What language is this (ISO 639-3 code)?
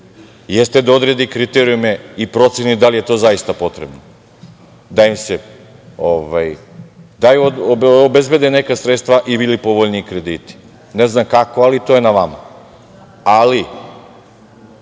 srp